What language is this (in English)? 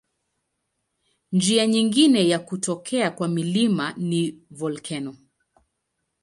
Swahili